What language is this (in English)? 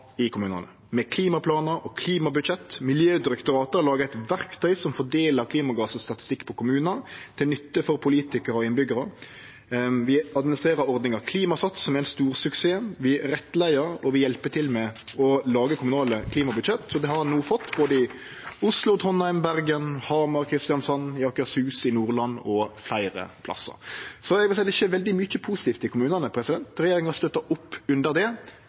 Norwegian Nynorsk